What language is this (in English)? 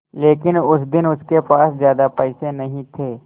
Hindi